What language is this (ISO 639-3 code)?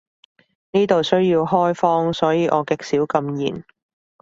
yue